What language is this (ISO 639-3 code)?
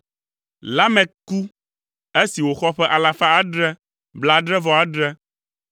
ewe